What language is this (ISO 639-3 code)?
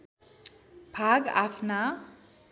nep